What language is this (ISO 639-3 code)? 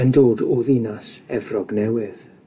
cym